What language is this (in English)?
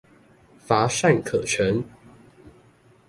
Chinese